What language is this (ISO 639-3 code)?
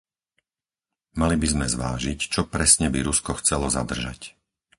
slk